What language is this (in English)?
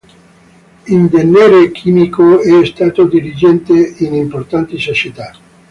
Italian